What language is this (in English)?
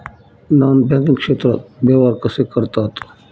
Marathi